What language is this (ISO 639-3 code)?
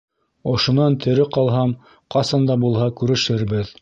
bak